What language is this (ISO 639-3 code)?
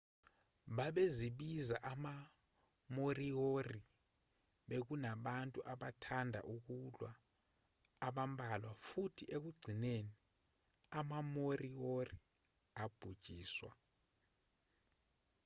zul